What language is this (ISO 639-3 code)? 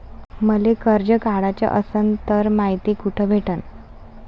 mar